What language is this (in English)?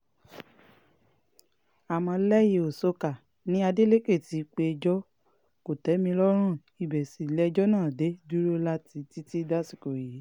Yoruba